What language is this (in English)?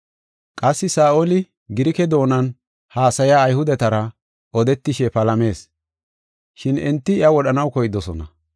Gofa